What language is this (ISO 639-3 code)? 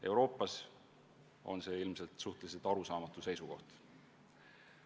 est